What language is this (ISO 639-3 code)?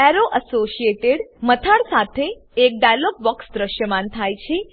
guj